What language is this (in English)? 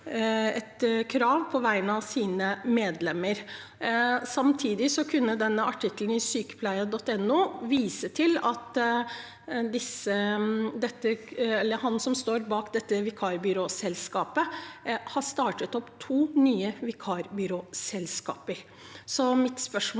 Norwegian